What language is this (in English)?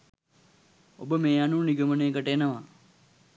Sinhala